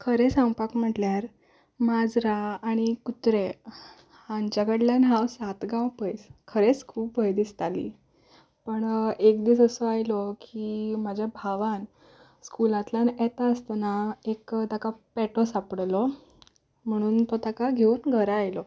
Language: Konkani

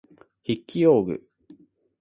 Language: Japanese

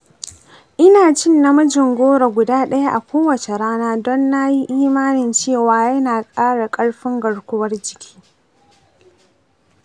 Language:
Hausa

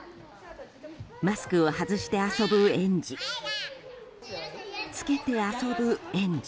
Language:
Japanese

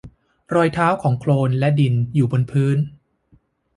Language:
Thai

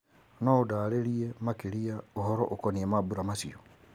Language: Kikuyu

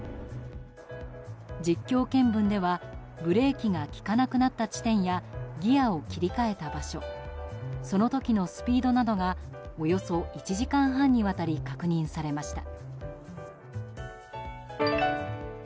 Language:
Japanese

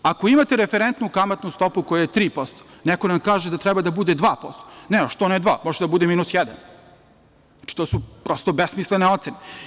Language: Serbian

